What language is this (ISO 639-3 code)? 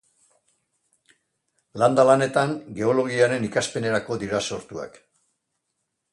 eus